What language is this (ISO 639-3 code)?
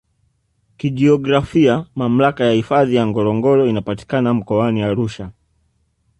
swa